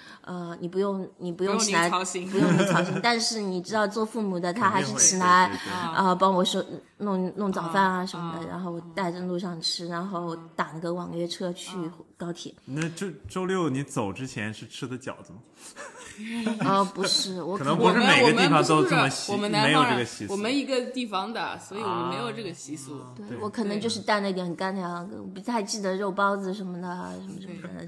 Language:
Chinese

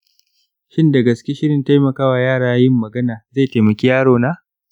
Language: Hausa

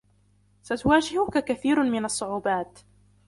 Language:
Arabic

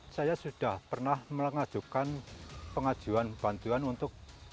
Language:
Indonesian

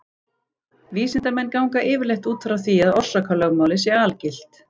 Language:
Icelandic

